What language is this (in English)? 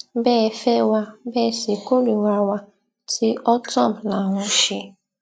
Yoruba